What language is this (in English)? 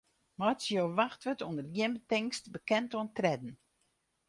Western Frisian